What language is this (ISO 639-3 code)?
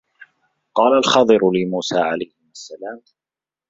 ara